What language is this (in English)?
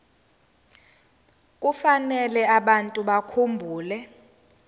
Zulu